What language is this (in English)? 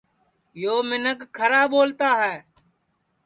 Sansi